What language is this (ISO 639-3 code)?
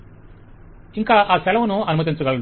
tel